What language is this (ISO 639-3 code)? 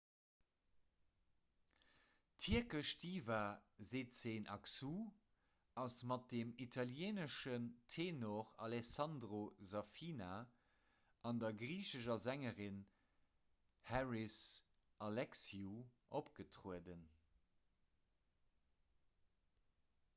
ltz